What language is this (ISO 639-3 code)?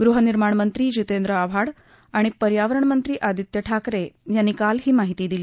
mar